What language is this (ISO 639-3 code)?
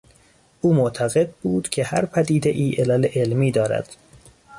fas